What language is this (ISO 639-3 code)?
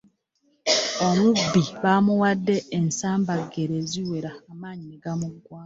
lug